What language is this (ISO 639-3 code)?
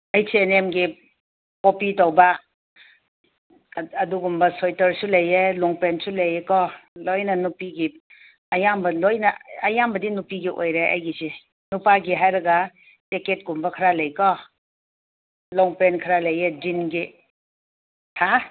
mni